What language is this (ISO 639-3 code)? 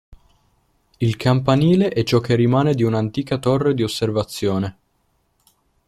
ita